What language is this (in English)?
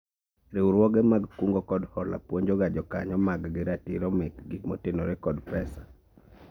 Luo (Kenya and Tanzania)